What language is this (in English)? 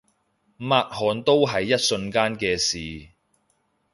Cantonese